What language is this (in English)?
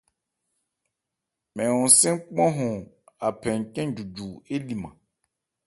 Ebrié